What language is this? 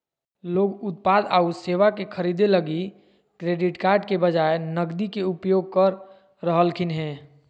Magahi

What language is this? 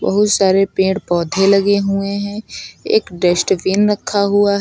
Hindi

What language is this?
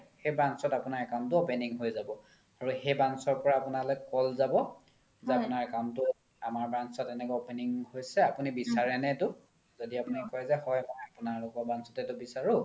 Assamese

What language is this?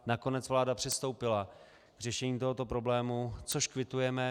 Czech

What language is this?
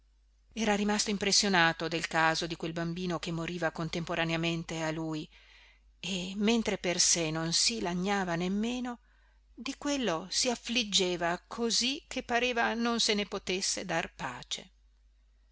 Italian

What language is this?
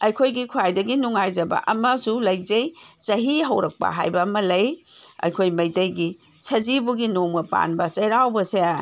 Manipuri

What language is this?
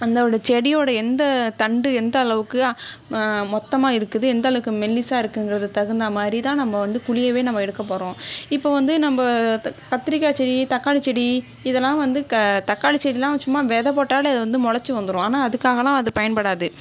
Tamil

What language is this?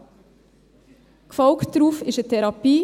Swiss German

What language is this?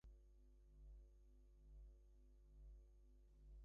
English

